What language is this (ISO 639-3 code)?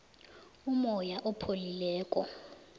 nbl